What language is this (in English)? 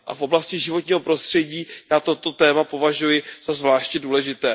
Czech